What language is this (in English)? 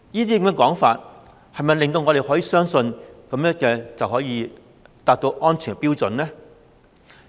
Cantonese